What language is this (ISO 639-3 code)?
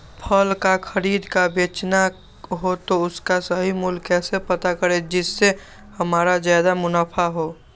mag